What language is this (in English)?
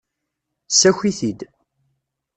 Kabyle